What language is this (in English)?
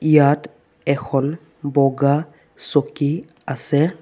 Assamese